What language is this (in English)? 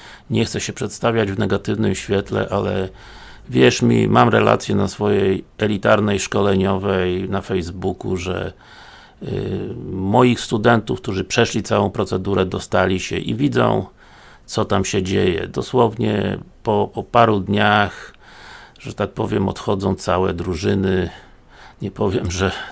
Polish